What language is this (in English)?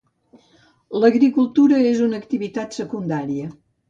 Catalan